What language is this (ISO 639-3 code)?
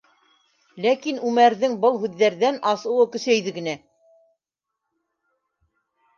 bak